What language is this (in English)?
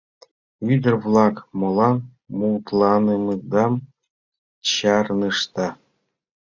Mari